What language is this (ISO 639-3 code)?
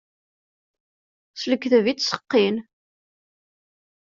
kab